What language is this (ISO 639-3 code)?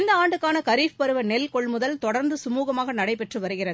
tam